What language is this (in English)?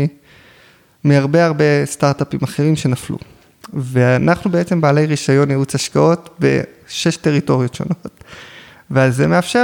Hebrew